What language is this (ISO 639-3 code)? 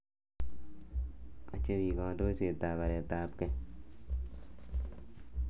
kln